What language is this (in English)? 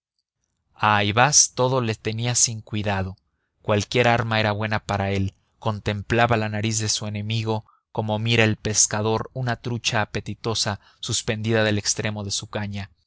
Spanish